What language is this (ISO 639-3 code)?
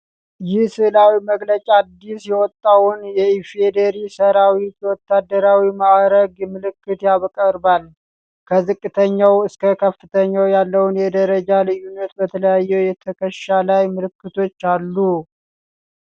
amh